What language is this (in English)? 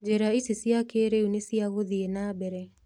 Kikuyu